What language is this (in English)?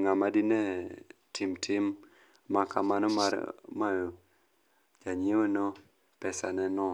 Luo (Kenya and Tanzania)